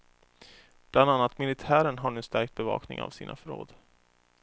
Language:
Swedish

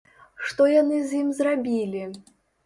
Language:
Belarusian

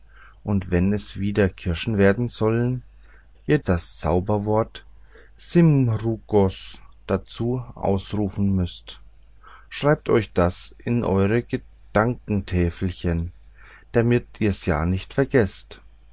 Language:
German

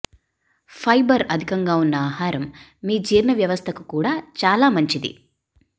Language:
Telugu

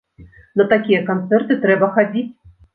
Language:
Belarusian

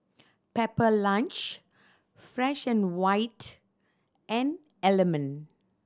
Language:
English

